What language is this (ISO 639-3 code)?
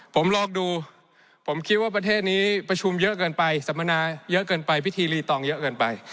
tha